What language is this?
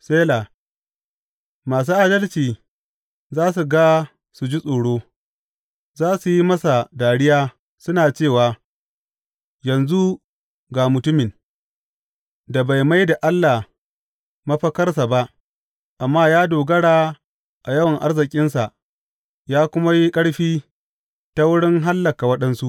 Hausa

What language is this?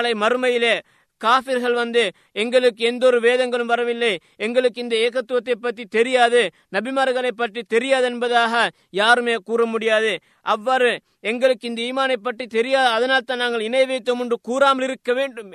Tamil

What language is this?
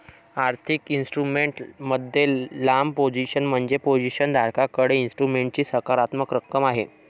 Marathi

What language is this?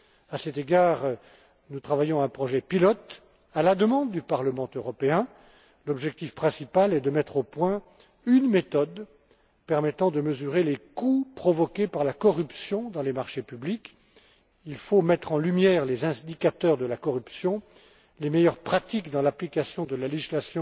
French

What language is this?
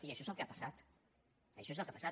Catalan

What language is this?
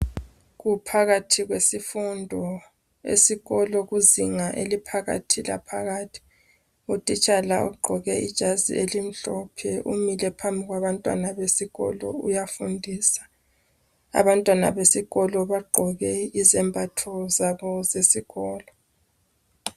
North Ndebele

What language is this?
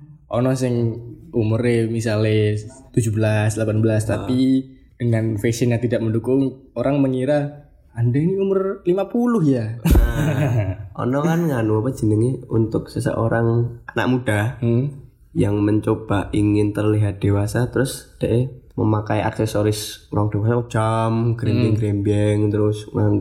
Indonesian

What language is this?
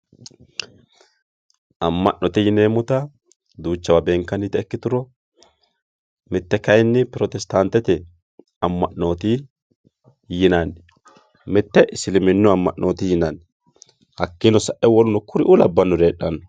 Sidamo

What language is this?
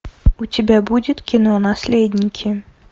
Russian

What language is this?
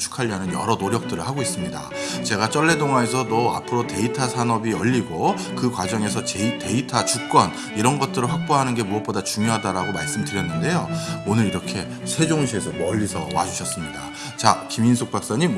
Korean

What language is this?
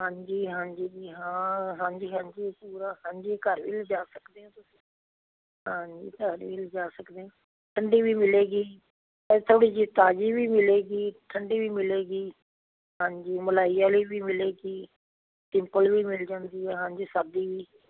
Punjabi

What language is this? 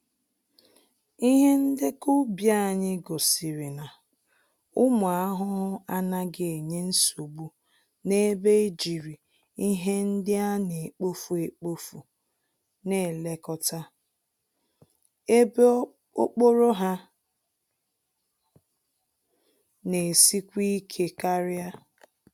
Igbo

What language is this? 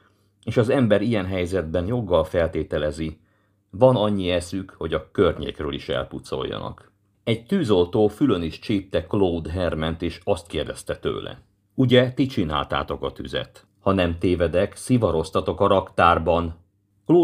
Hungarian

